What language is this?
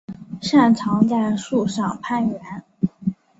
Chinese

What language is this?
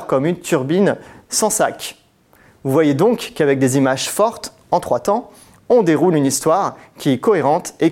French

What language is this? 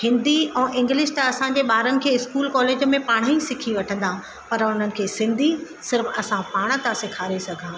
Sindhi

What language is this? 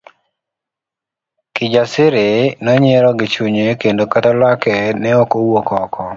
Luo (Kenya and Tanzania)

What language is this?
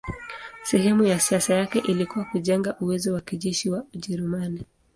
Swahili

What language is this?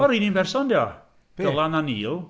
Welsh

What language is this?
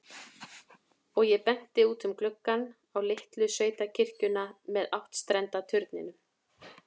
Icelandic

